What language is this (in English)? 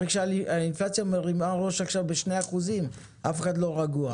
Hebrew